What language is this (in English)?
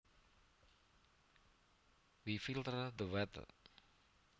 Javanese